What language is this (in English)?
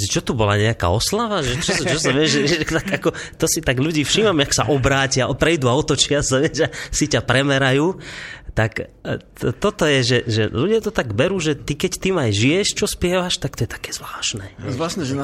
Slovak